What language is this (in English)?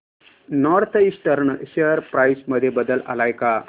Marathi